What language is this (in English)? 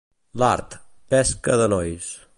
Catalan